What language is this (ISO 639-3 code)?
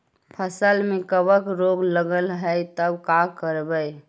mag